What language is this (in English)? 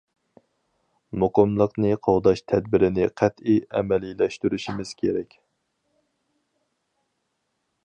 Uyghur